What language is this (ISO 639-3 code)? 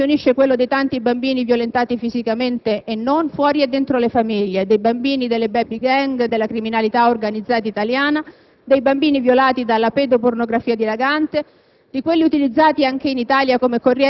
ita